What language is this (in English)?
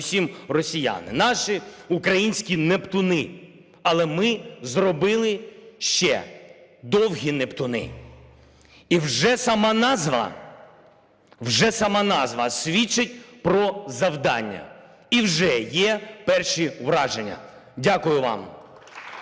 Ukrainian